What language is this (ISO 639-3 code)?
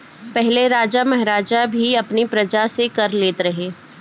bho